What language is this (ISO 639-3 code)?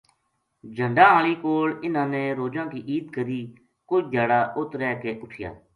gju